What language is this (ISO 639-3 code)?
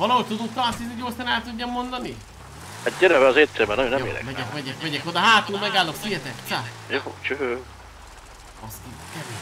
hun